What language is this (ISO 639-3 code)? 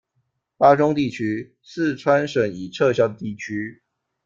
zho